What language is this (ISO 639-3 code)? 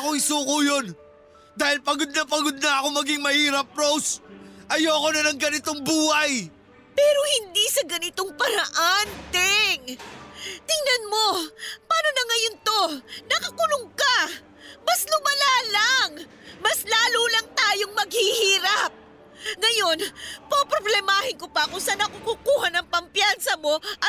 fil